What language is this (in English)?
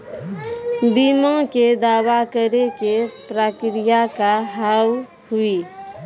Maithili